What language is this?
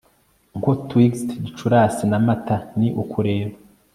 Kinyarwanda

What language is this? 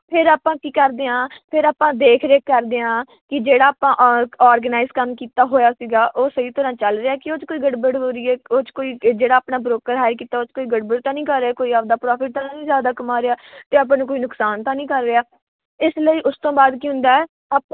Punjabi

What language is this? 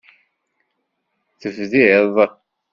Kabyle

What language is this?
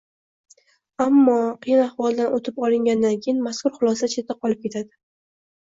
Uzbek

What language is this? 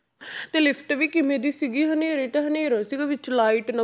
Punjabi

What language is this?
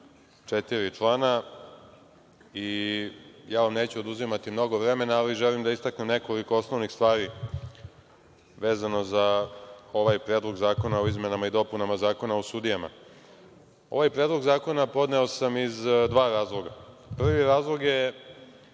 Serbian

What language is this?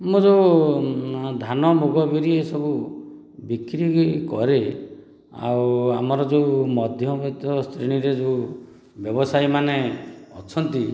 Odia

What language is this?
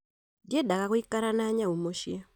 Kikuyu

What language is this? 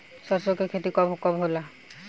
Bhojpuri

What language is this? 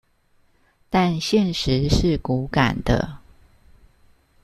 Chinese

